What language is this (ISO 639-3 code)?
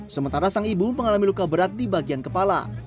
ind